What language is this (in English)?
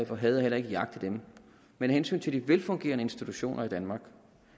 Danish